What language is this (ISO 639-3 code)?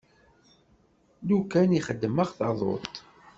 kab